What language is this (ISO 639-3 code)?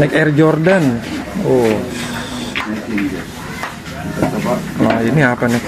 ind